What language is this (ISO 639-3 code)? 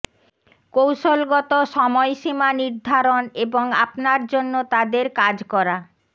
ben